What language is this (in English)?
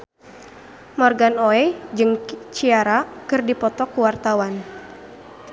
Sundanese